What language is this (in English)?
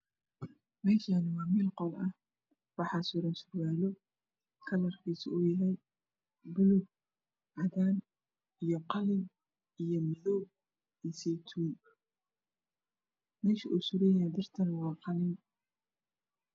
Somali